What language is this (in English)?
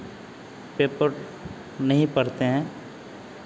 Hindi